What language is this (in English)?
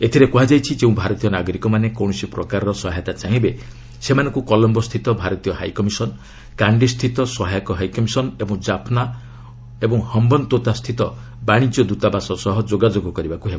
Odia